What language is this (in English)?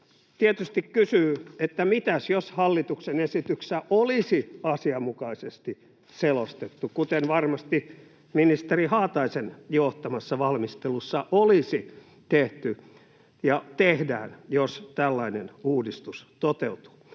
Finnish